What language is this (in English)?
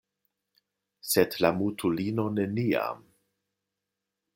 Esperanto